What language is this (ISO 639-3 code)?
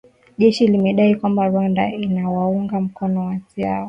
swa